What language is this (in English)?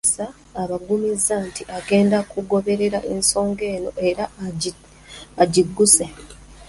Ganda